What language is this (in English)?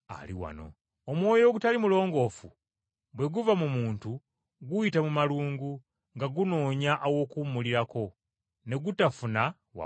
Ganda